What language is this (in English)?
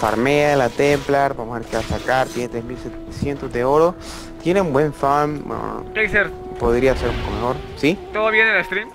Spanish